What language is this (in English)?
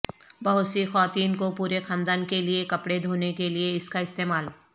Urdu